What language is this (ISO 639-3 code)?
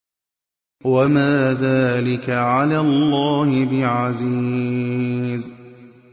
ara